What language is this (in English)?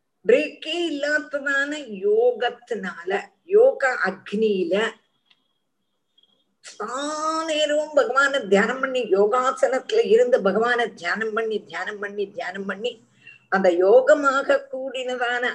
Tamil